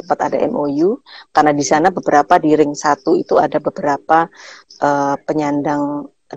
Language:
Indonesian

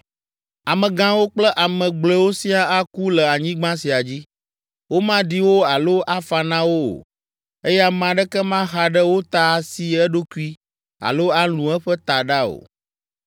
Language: Ewe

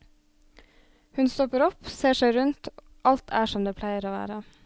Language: Norwegian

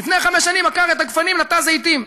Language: Hebrew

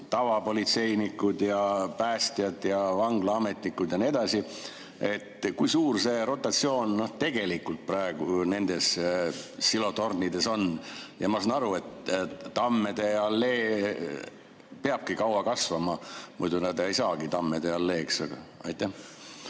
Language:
Estonian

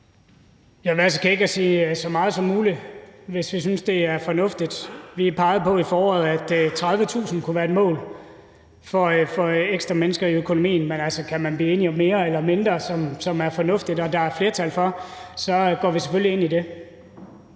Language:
Danish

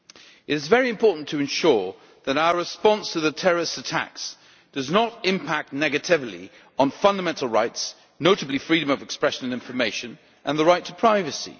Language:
English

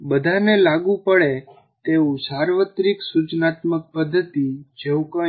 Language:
Gujarati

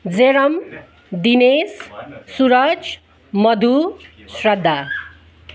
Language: Nepali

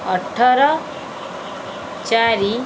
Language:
Odia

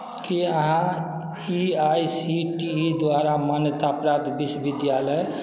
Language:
Maithili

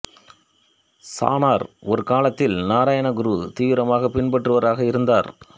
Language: Tamil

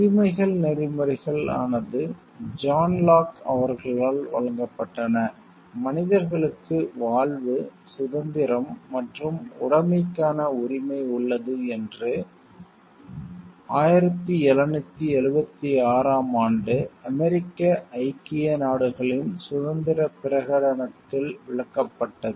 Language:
Tamil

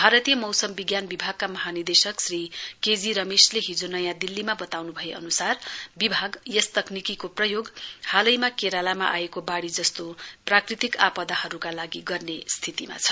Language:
Nepali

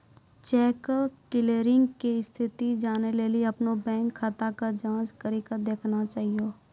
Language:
Maithili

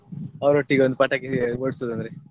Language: Kannada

